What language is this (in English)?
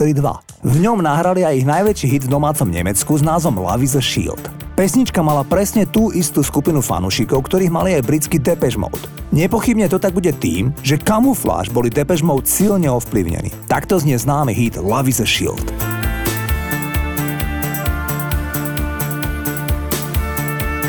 Slovak